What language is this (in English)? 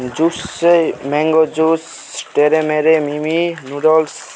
Nepali